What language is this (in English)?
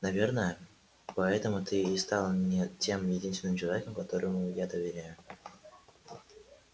Russian